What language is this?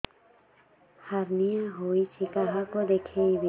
Odia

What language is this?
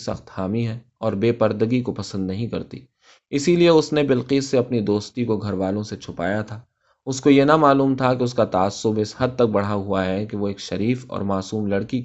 Urdu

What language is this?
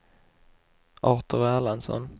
Swedish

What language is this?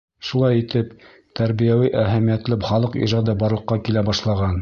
Bashkir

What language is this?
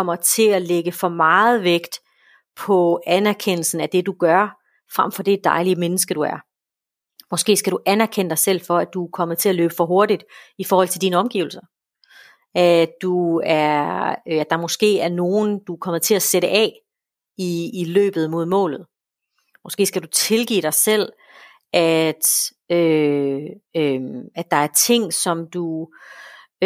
Danish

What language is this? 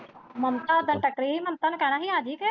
Punjabi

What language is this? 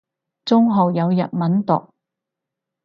Cantonese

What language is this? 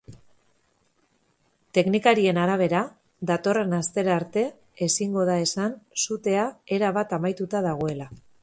Basque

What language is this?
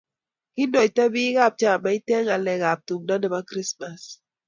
Kalenjin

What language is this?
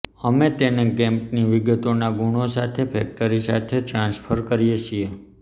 Gujarati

